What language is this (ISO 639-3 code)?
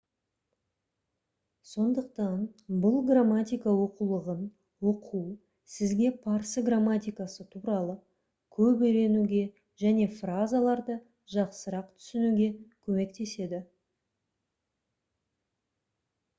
kaz